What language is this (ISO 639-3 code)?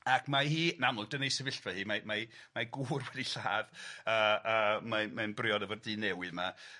cym